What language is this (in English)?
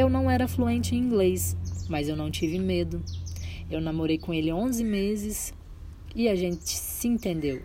Portuguese